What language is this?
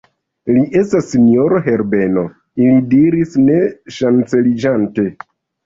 Esperanto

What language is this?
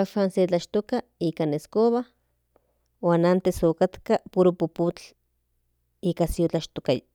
Central Nahuatl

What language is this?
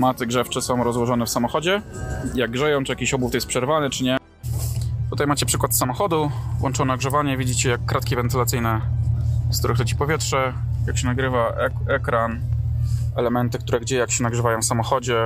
Polish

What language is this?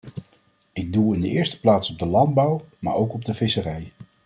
Dutch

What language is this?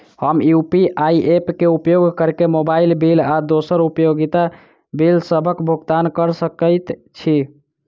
Maithili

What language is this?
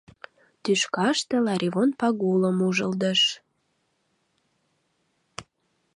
Mari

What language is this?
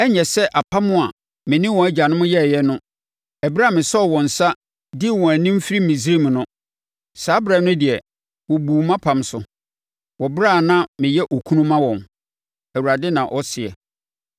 Akan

